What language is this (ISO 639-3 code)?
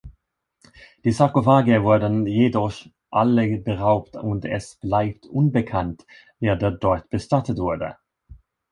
deu